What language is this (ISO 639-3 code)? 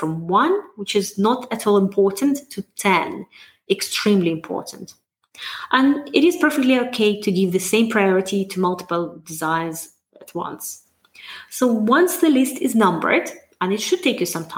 eng